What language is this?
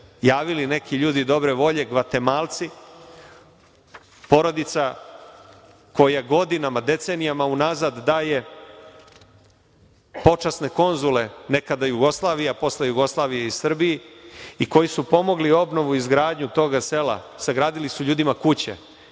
Serbian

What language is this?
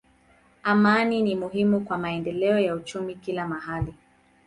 Swahili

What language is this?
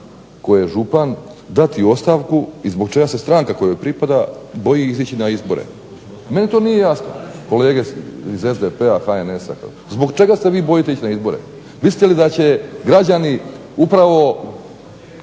Croatian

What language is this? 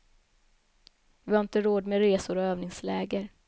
Swedish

